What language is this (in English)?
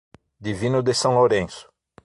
Portuguese